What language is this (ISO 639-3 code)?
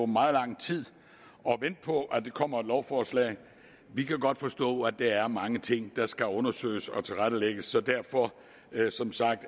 dan